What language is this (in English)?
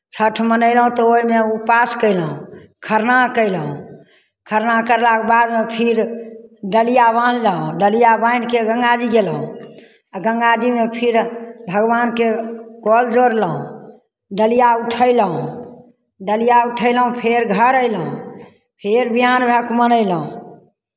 Maithili